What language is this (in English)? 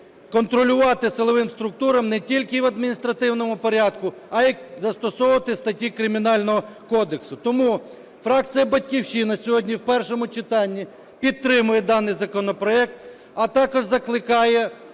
Ukrainian